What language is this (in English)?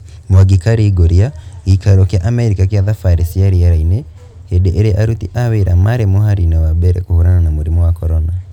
Kikuyu